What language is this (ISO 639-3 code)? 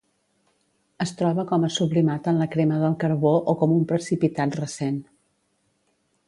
cat